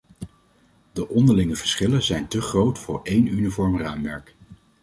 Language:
Dutch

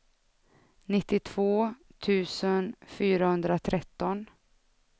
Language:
Swedish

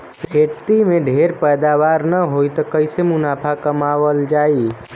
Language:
Bhojpuri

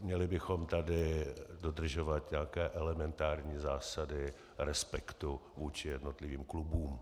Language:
Czech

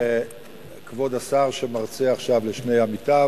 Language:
Hebrew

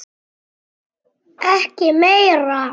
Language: Icelandic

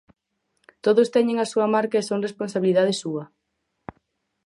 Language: Galician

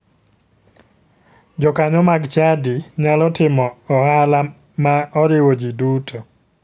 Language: Luo (Kenya and Tanzania)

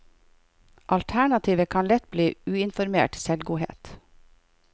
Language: Norwegian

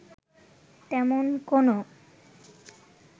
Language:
Bangla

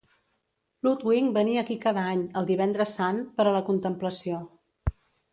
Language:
Catalan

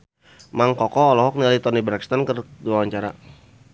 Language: Sundanese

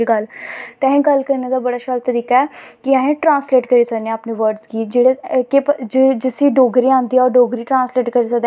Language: Dogri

